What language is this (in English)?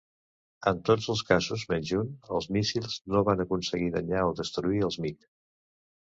Catalan